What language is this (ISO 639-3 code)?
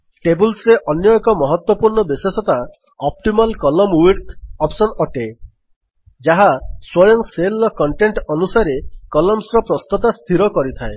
ori